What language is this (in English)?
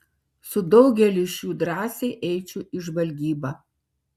Lithuanian